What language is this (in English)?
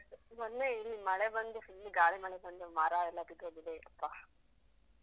Kannada